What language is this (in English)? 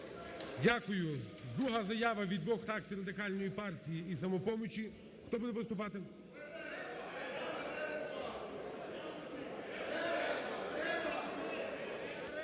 Ukrainian